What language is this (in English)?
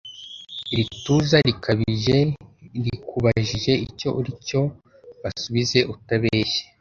Kinyarwanda